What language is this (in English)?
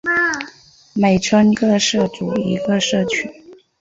Chinese